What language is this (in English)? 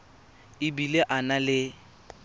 Tswana